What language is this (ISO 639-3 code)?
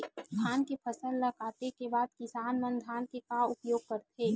hne